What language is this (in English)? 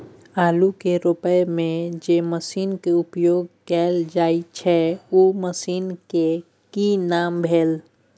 Maithili